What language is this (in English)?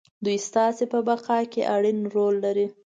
Pashto